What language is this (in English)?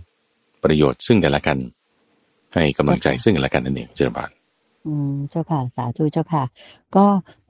Thai